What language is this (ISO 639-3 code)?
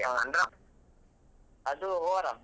kan